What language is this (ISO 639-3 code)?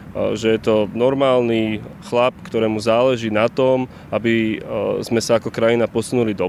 slk